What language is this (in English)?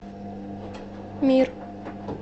Russian